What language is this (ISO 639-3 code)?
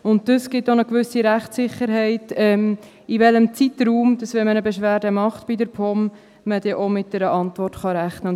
gsw